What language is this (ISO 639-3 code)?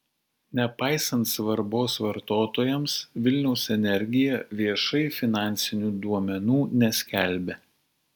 lit